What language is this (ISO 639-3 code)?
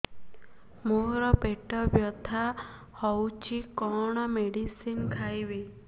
ori